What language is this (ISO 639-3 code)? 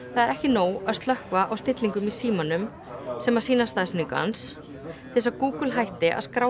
isl